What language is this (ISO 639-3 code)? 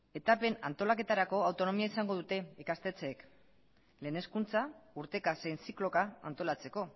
eus